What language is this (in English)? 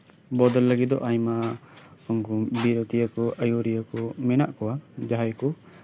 Santali